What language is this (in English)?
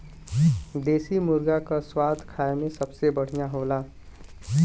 Bhojpuri